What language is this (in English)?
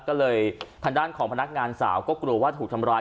Thai